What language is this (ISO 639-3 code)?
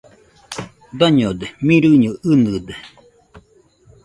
hux